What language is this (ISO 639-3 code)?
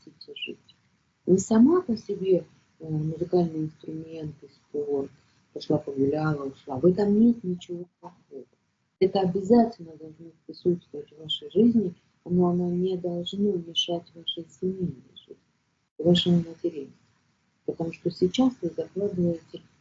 rus